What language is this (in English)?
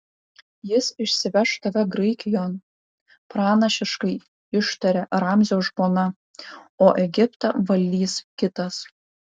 Lithuanian